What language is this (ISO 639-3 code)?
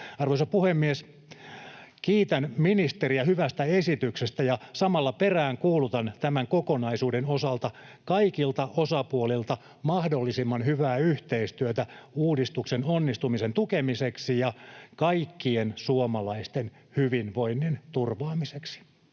fin